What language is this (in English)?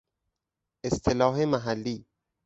Persian